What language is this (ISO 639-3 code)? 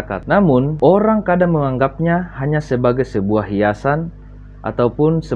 ind